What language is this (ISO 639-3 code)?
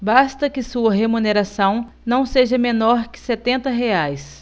por